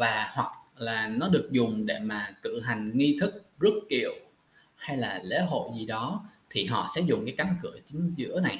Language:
Vietnamese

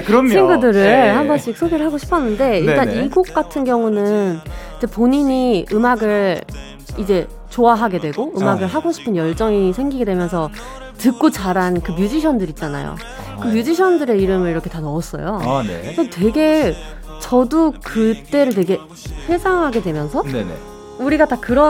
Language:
Korean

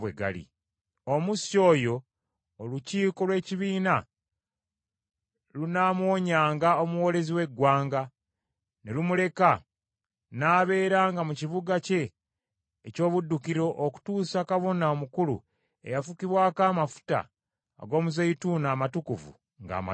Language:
Ganda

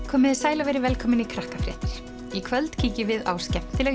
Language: Icelandic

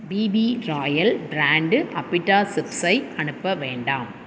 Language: Tamil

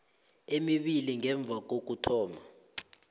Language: South Ndebele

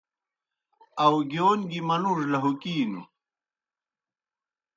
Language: Kohistani Shina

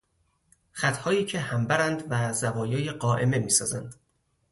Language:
Persian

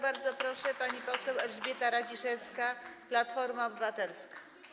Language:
Polish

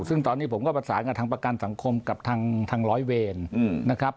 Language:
Thai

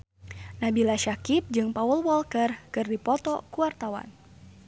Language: Sundanese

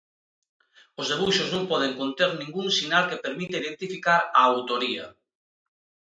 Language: Galician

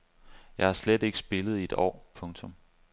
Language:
Danish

